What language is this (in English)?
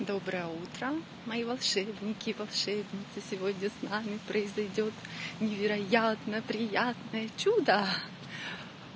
Russian